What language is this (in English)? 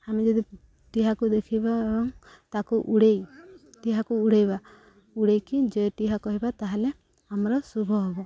Odia